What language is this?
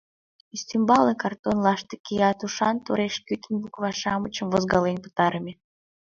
Mari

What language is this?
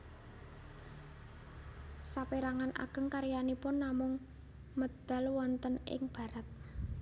Javanese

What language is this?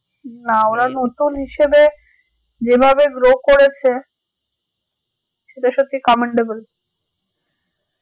Bangla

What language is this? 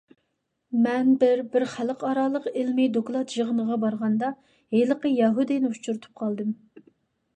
Uyghur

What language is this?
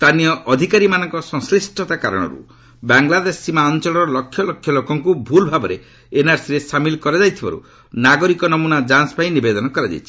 Odia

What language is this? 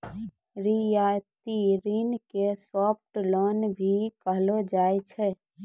Maithili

